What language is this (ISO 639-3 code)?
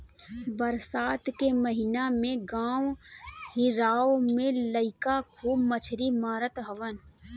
bho